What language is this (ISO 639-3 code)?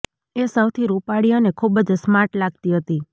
guj